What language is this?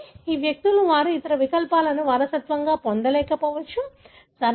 Telugu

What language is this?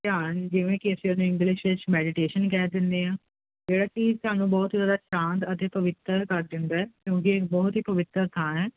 Punjabi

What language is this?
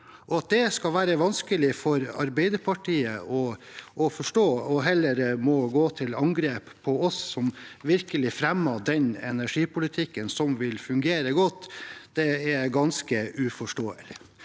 Norwegian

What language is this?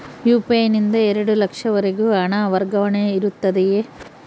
Kannada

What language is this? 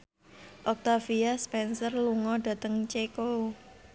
Javanese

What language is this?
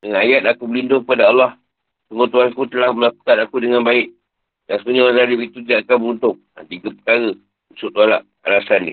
Malay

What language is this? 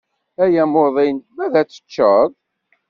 Kabyle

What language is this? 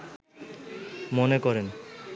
Bangla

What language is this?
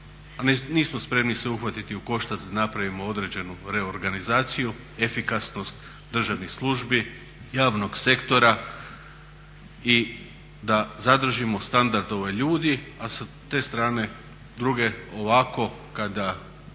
Croatian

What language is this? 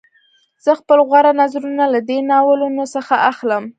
Pashto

